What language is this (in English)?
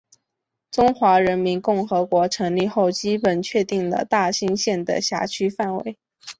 Chinese